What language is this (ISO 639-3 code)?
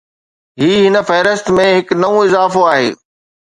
snd